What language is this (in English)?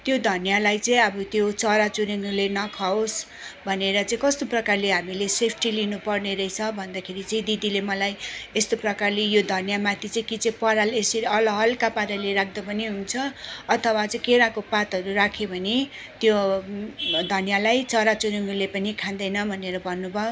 Nepali